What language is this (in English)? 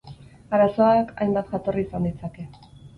Basque